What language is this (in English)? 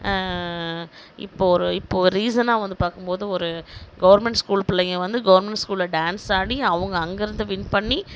Tamil